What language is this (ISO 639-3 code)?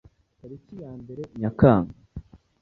kin